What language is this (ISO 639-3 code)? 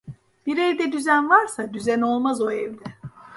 tur